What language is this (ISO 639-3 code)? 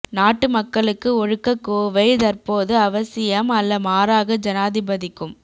tam